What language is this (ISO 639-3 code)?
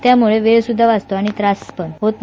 mar